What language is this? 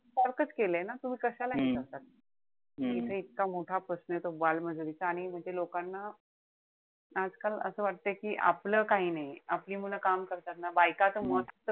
Marathi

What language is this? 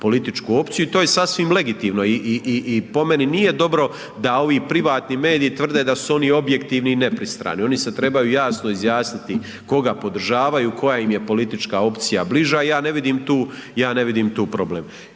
Croatian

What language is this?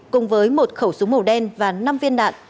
Vietnamese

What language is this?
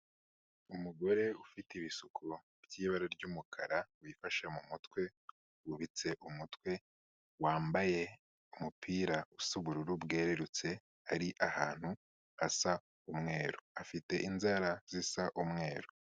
Kinyarwanda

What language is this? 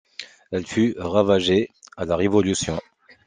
French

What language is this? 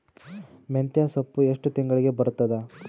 Kannada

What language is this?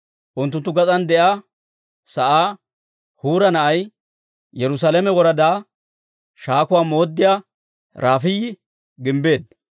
Dawro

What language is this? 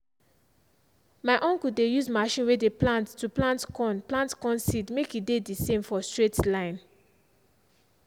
Nigerian Pidgin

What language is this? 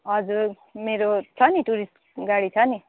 Nepali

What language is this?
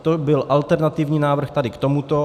Czech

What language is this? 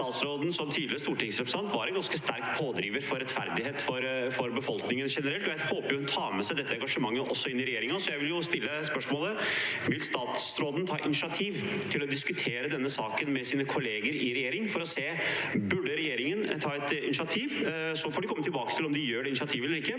Norwegian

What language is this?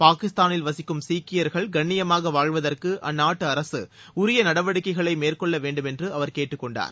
Tamil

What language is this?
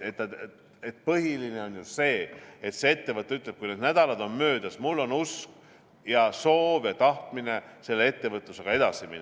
Estonian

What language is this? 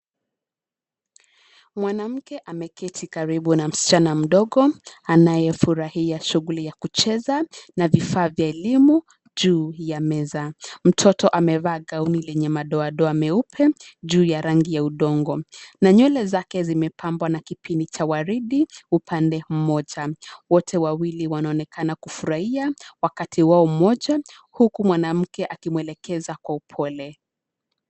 Swahili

